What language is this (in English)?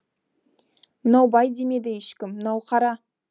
Kazakh